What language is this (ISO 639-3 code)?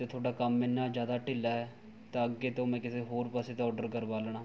pan